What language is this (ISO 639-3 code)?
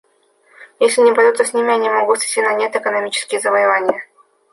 rus